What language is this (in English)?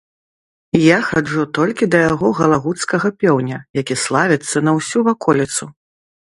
Belarusian